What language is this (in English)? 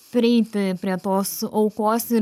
Lithuanian